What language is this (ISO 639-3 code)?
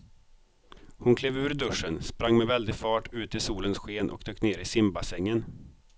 swe